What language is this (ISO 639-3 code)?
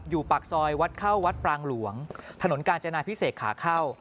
tha